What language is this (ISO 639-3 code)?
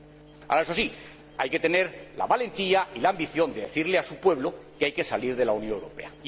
spa